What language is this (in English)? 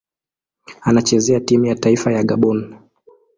Swahili